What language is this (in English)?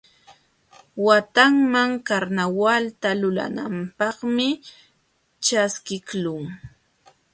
Jauja Wanca Quechua